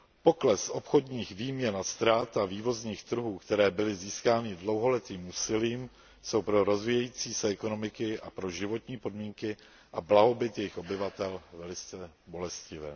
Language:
Czech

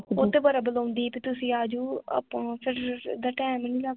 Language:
Punjabi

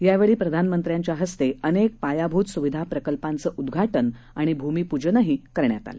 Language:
Marathi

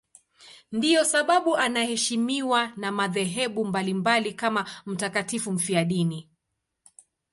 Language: Swahili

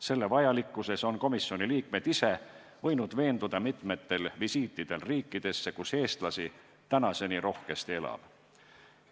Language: Estonian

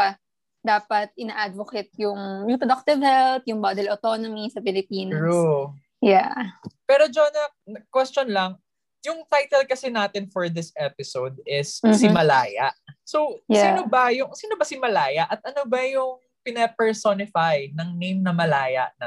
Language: Filipino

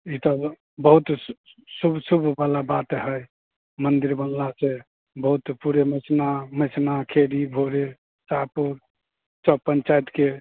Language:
Maithili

